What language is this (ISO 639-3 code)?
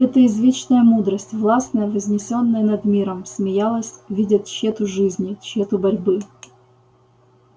rus